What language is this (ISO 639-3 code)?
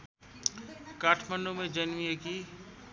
nep